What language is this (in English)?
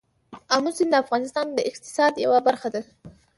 Pashto